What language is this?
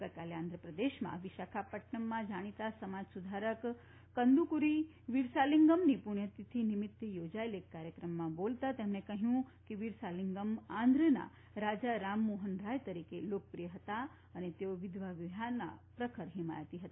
Gujarati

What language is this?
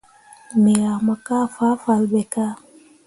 Mundang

